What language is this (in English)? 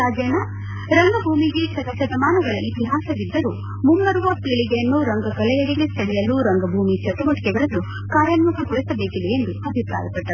Kannada